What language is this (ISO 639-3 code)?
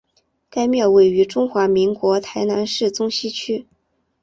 zho